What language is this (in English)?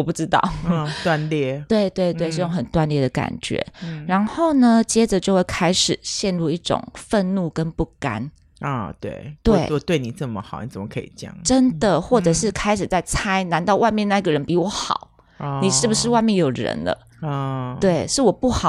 Chinese